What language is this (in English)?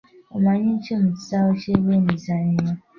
Ganda